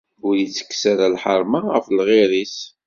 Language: Kabyle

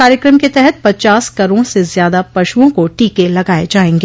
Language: Hindi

